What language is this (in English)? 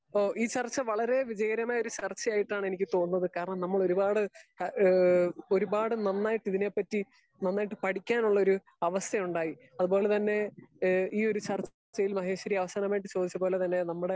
Malayalam